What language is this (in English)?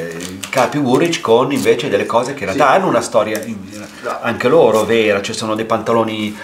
Italian